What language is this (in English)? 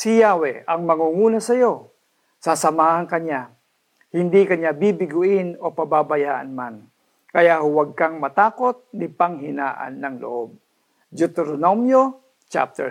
Filipino